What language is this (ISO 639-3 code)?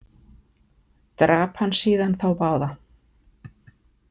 isl